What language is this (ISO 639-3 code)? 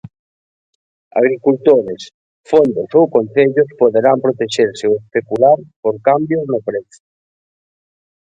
glg